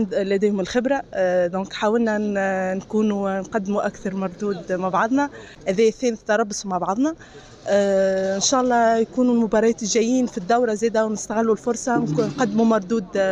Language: Arabic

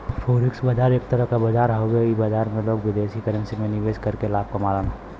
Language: Bhojpuri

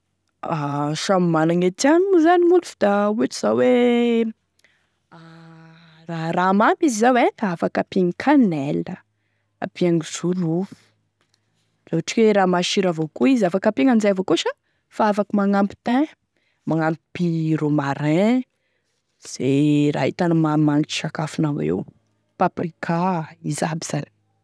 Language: Tesaka Malagasy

